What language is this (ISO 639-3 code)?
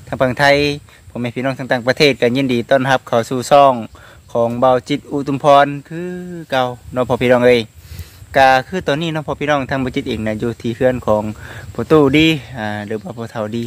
tha